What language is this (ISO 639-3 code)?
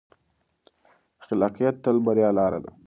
pus